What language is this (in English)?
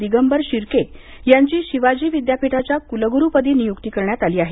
Marathi